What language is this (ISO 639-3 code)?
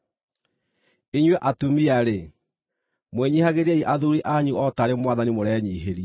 kik